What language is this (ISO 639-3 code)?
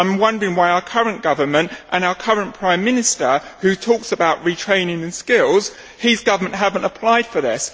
eng